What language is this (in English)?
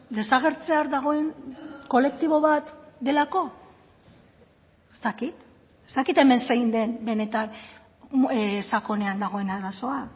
Basque